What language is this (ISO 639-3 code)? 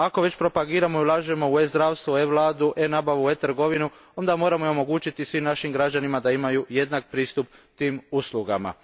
hrv